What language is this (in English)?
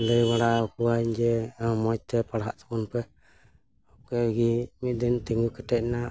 Santali